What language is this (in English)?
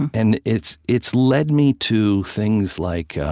English